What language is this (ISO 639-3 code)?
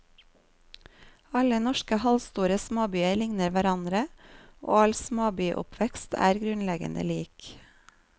nor